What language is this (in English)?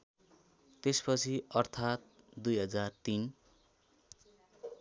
Nepali